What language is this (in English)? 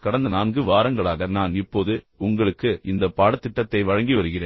Tamil